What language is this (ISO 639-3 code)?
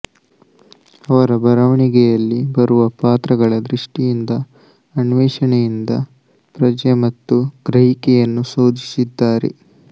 kan